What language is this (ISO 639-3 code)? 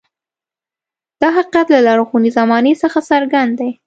pus